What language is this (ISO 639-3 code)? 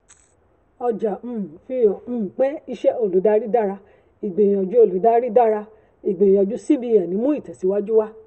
yor